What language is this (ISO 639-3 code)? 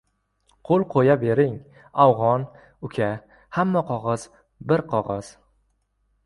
uzb